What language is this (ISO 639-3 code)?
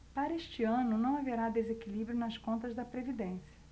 por